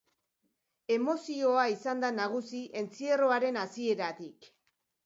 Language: Basque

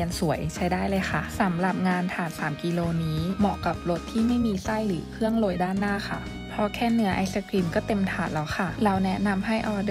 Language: Thai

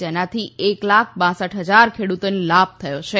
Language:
Gujarati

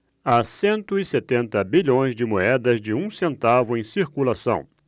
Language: Portuguese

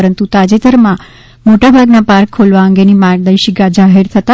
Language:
Gujarati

